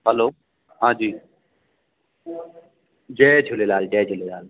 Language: Sindhi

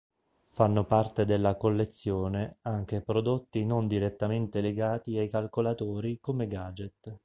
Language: Italian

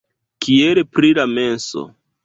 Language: Esperanto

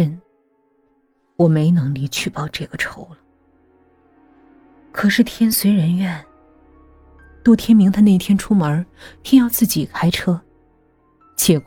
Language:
Chinese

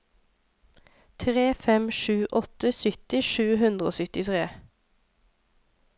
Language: Norwegian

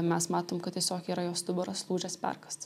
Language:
Lithuanian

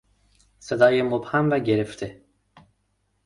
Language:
Persian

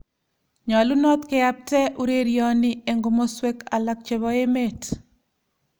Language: Kalenjin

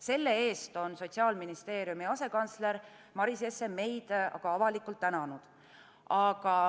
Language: Estonian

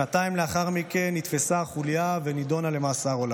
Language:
Hebrew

